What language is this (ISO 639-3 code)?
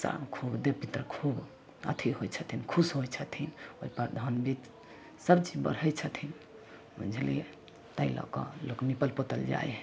mai